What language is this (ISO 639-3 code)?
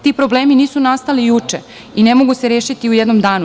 srp